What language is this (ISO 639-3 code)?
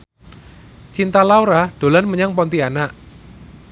jav